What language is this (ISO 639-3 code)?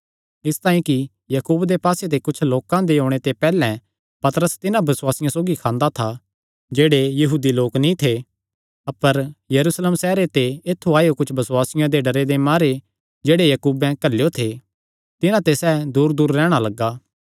xnr